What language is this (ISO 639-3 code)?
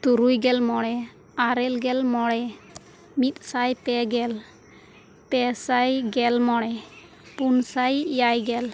sat